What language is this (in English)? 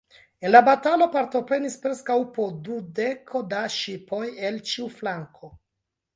Esperanto